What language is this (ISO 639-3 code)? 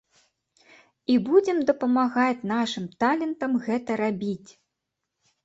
bel